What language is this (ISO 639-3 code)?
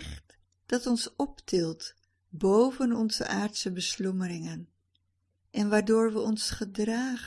nld